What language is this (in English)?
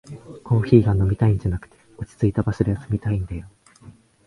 Japanese